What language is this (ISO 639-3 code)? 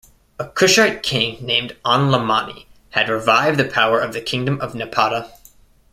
eng